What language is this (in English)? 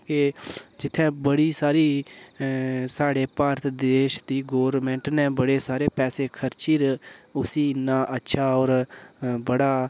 Dogri